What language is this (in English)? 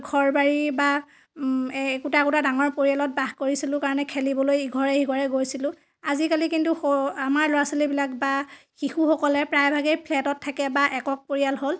Assamese